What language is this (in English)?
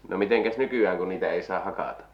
Finnish